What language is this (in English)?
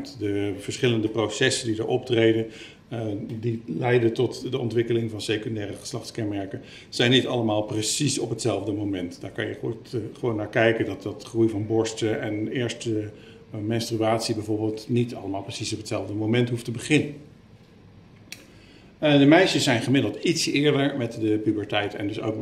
Dutch